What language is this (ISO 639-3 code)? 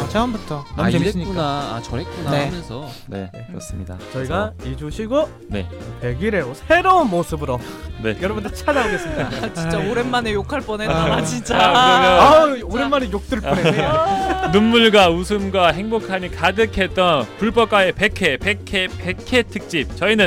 kor